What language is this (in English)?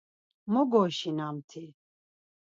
Laz